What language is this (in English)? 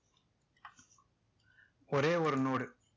Tamil